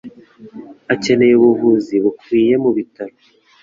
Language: Kinyarwanda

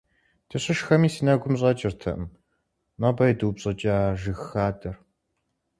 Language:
Kabardian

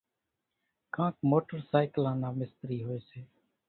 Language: Kachi Koli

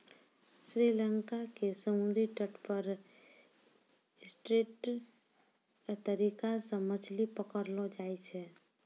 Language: Maithili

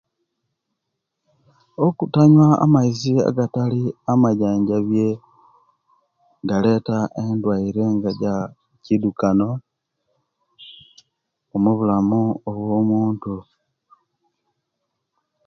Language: Kenyi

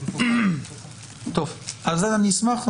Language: Hebrew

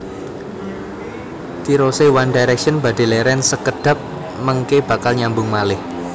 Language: Javanese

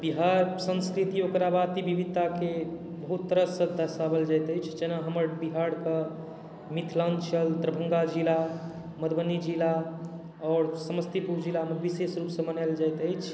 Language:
Maithili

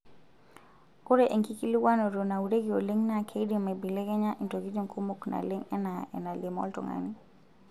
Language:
Masai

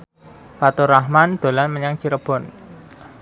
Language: Javanese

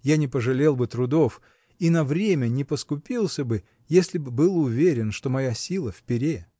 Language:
Russian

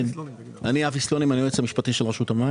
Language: Hebrew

